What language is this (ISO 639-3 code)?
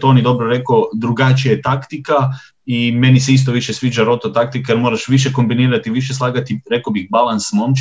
hrv